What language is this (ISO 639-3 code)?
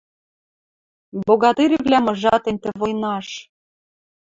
mrj